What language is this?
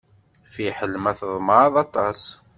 Kabyle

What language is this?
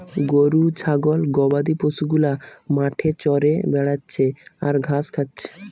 Bangla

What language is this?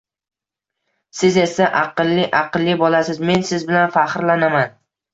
Uzbek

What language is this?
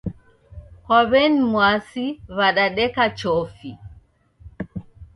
Taita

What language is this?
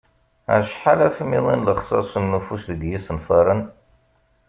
Kabyle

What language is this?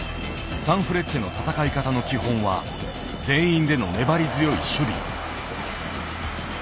Japanese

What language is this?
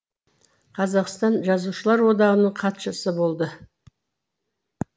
Kazakh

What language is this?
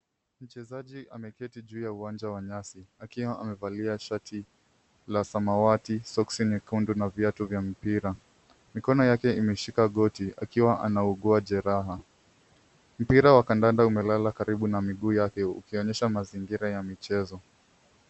Swahili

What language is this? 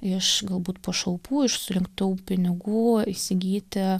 Lithuanian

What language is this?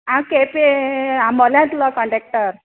Konkani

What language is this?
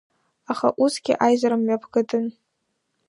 Abkhazian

